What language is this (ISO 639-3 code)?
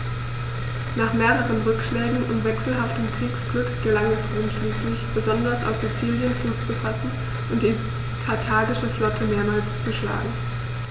deu